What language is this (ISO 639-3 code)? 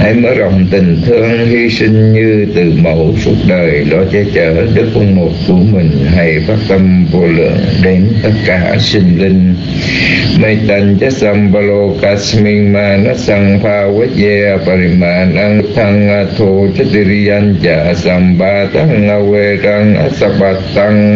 vie